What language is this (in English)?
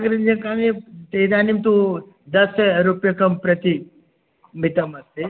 Sanskrit